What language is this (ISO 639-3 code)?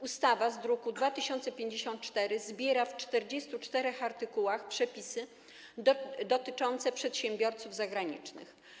pol